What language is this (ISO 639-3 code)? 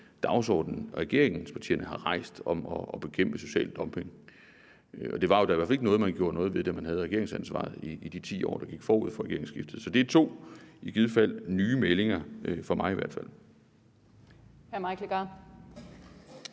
dan